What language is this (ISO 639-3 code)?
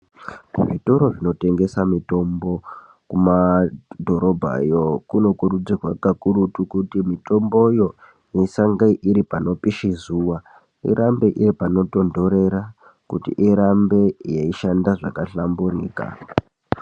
ndc